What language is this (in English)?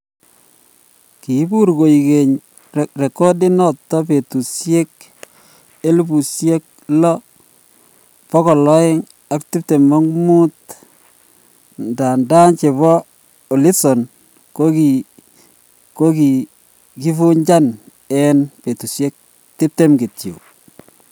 Kalenjin